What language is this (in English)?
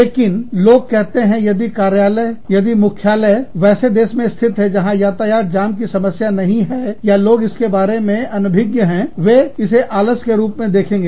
Hindi